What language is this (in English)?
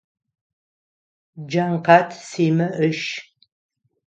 Adyghe